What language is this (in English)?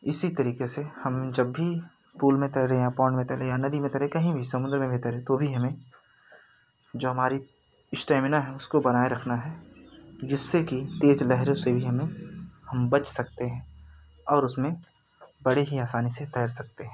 Hindi